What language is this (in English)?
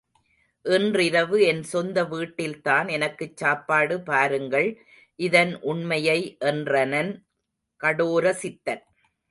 Tamil